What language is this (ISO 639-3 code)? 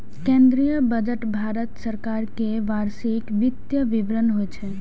mai